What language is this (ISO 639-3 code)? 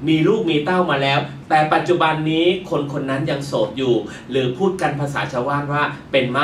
tha